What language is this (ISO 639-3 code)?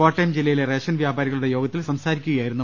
mal